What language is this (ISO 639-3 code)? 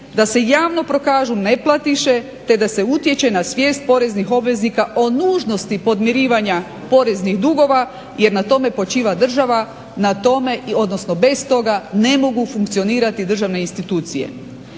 hrv